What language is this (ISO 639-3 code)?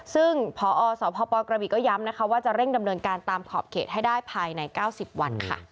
tha